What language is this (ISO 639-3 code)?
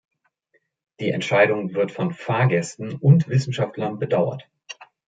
deu